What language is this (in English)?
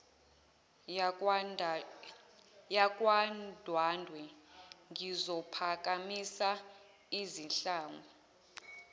Zulu